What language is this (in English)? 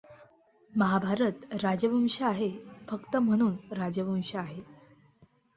Marathi